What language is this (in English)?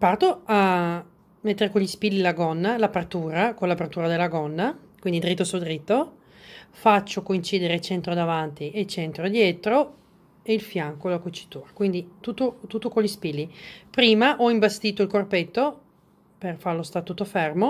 Italian